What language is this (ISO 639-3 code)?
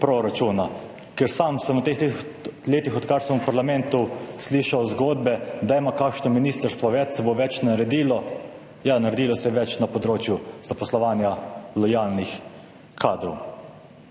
slv